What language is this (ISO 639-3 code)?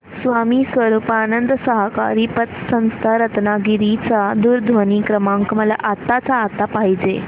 mar